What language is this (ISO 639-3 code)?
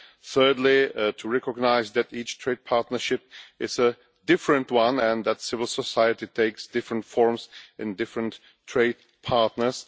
eng